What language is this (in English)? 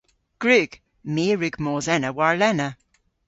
Cornish